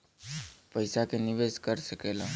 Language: Bhojpuri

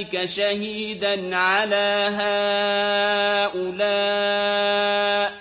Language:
Arabic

